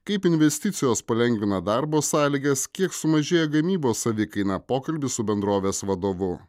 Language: Lithuanian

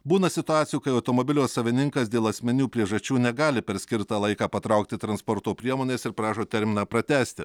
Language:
Lithuanian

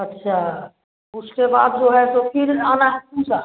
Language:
Hindi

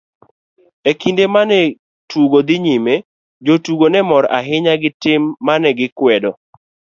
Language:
Luo (Kenya and Tanzania)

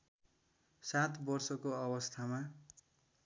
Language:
Nepali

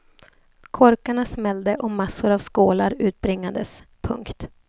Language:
Swedish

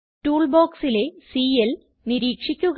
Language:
Malayalam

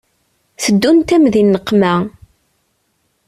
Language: Kabyle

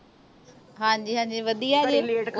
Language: Punjabi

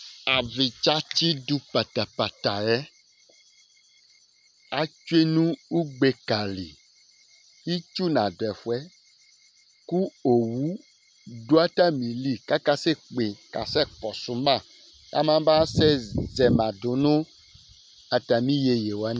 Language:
Ikposo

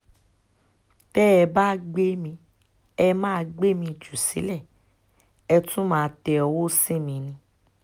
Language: Yoruba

